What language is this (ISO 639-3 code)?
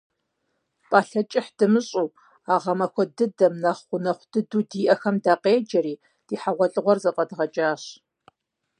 kbd